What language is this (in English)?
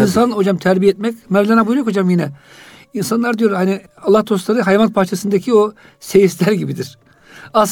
Turkish